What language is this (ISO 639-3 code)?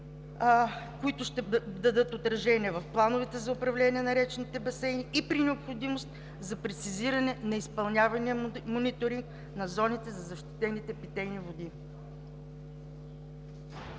bul